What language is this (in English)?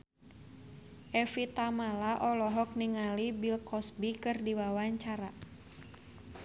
Sundanese